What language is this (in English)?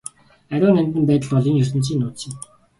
Mongolian